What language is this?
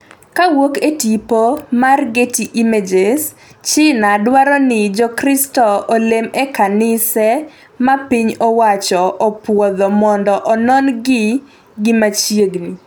Luo (Kenya and Tanzania)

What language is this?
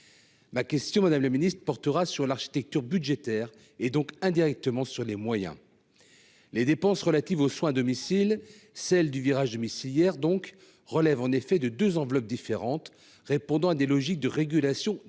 French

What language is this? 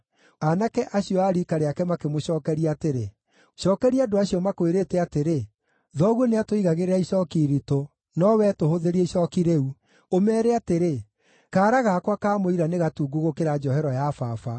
Kikuyu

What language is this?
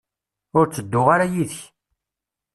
Kabyle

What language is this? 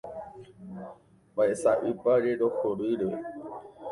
Guarani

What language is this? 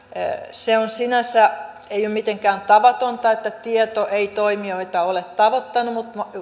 Finnish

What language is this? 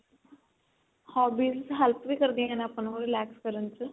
Punjabi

